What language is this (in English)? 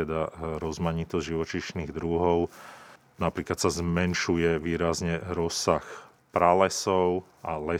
Slovak